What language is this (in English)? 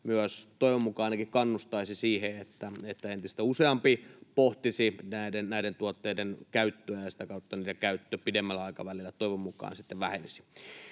Finnish